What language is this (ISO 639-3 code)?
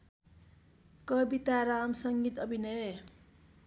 nep